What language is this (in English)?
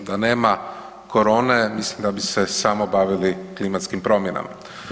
Croatian